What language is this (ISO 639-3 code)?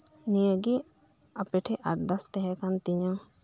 sat